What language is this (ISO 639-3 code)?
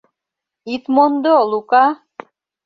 chm